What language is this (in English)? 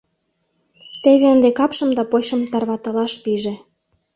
Mari